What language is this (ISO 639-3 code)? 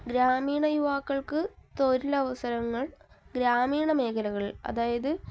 mal